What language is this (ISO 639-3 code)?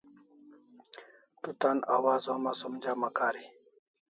kls